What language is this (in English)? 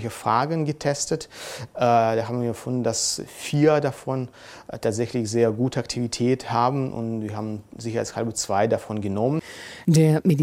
German